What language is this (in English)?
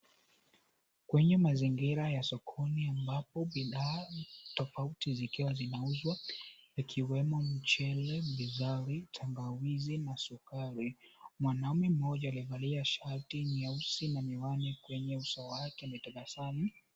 Swahili